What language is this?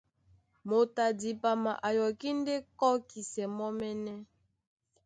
Duala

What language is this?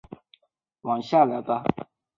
Chinese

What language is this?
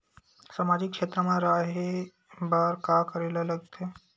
Chhattisgarhi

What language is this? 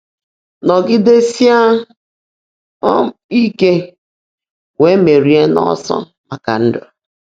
Igbo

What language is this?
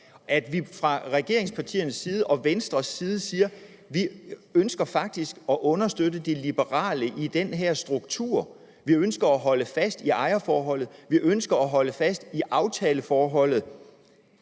Danish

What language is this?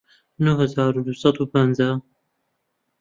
Central Kurdish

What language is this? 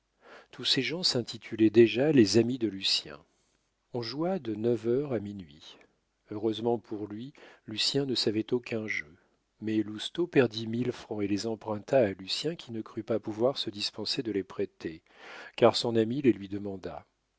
French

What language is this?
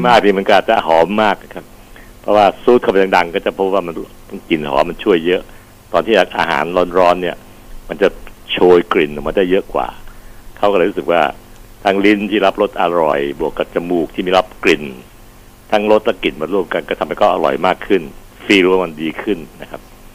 Thai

